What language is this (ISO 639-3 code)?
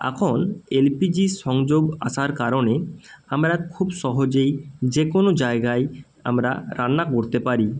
ben